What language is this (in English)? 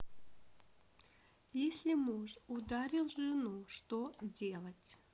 Russian